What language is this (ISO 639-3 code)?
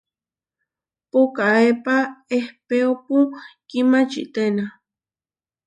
var